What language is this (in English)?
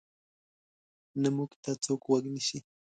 Pashto